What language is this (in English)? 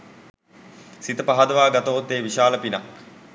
Sinhala